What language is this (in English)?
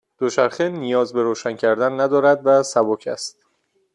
Persian